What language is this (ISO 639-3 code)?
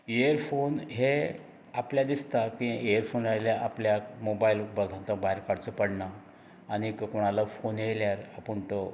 kok